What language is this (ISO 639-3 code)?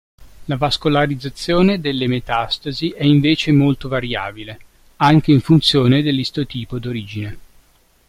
ita